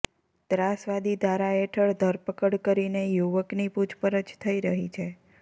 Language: Gujarati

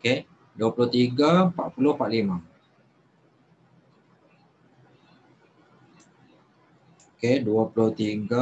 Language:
Malay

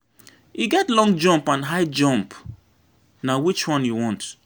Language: Nigerian Pidgin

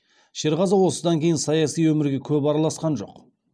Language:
Kazakh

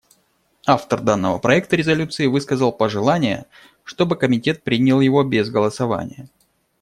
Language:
Russian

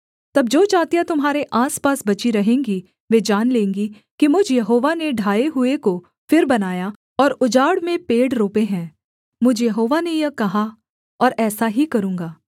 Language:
Hindi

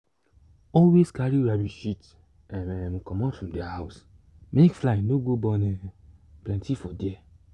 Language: Nigerian Pidgin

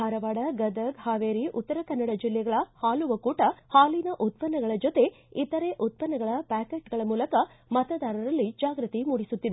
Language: Kannada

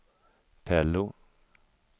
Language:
Swedish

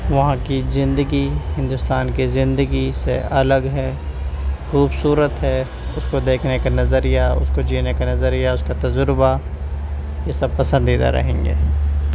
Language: Urdu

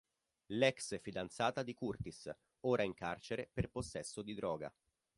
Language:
Italian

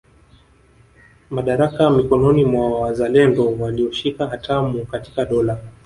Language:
Swahili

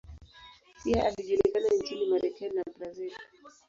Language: Swahili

